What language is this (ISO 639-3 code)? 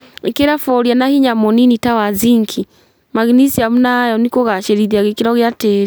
kik